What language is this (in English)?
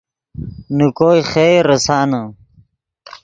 Yidgha